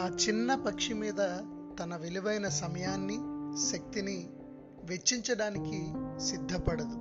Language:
Telugu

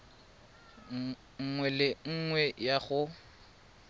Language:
Tswana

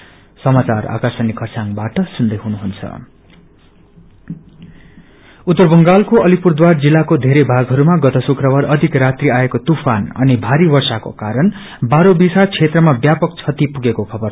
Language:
Nepali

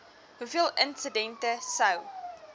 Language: Afrikaans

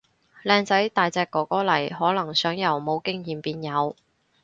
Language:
Cantonese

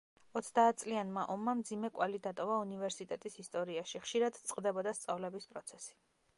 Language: Georgian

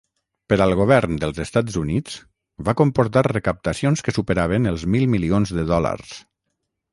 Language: Catalan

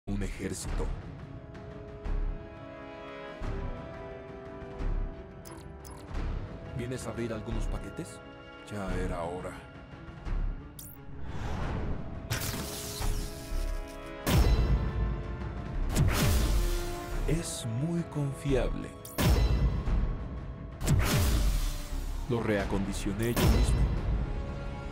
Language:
Spanish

